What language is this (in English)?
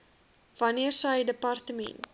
Afrikaans